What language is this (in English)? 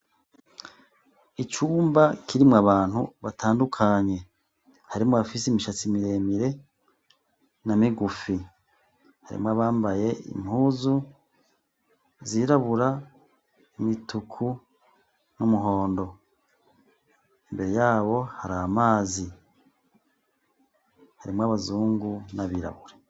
Rundi